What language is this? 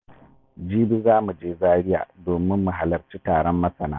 Hausa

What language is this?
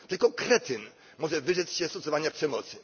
Polish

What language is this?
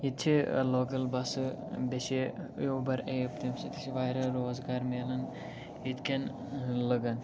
Kashmiri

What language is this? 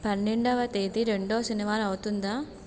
Telugu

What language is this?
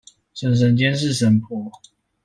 Chinese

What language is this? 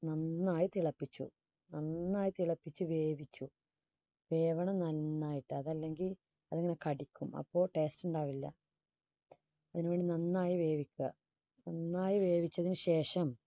Malayalam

